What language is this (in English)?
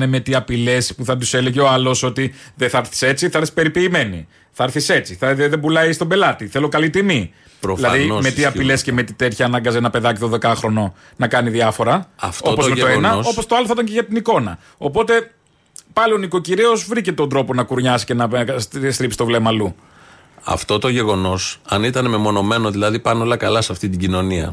Greek